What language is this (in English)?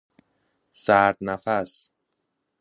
Persian